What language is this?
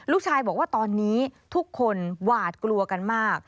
Thai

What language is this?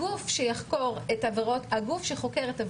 Hebrew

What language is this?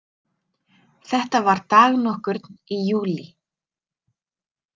Icelandic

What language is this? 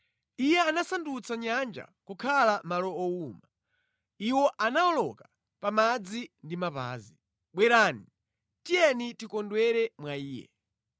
Nyanja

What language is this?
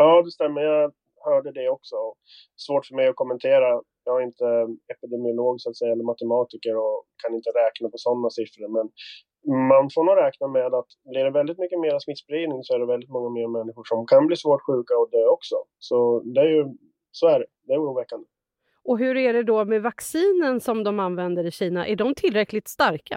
Swedish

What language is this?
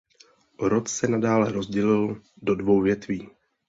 Czech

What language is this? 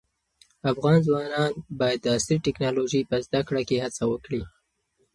Pashto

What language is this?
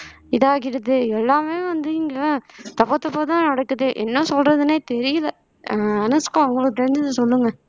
Tamil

